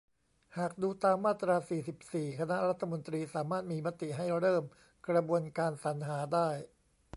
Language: Thai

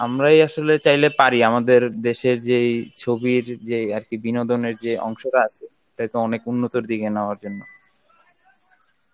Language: Bangla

